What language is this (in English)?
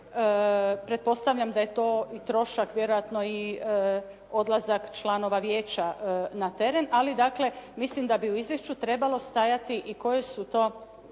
Croatian